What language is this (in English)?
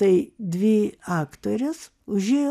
Lithuanian